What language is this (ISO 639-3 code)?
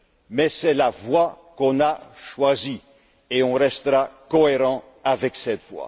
fra